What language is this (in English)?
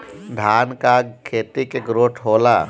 Bhojpuri